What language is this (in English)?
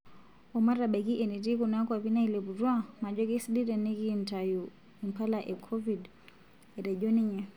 Masai